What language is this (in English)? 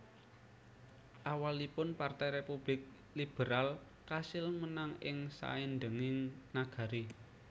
Javanese